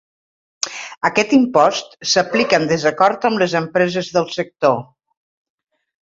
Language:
Catalan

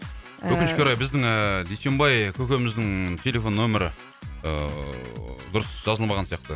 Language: Kazakh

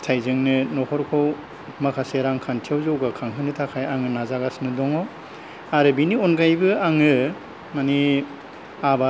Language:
Bodo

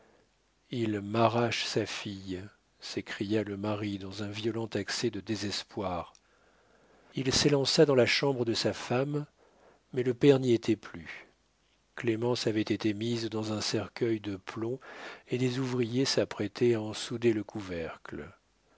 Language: French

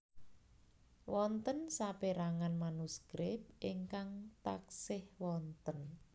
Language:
Javanese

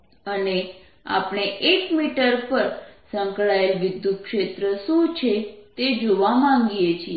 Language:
Gujarati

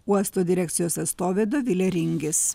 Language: Lithuanian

